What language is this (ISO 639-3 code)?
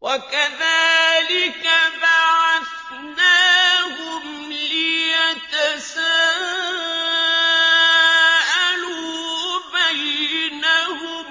ara